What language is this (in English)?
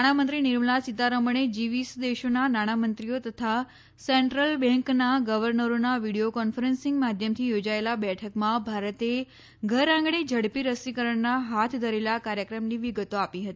Gujarati